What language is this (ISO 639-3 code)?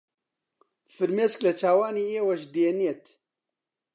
ckb